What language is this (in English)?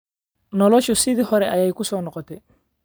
Somali